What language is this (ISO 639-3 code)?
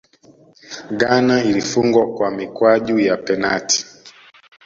swa